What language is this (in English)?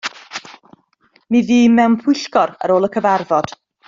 Welsh